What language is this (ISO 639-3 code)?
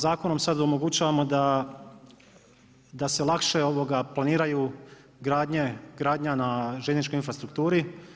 hrv